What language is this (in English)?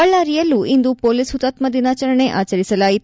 Kannada